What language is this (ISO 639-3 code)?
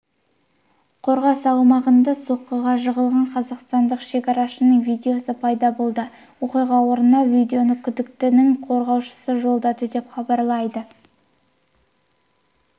kaz